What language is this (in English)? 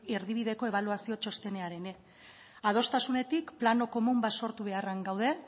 Basque